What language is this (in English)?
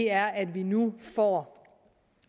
Danish